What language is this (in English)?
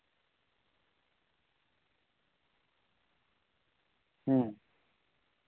Santali